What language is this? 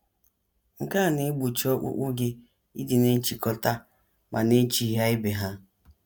Igbo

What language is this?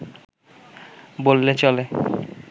Bangla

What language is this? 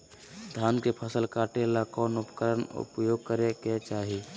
Magahi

